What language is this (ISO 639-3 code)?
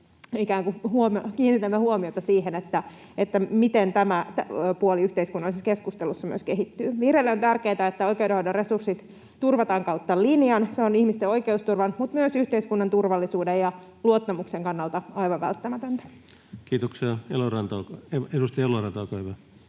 fin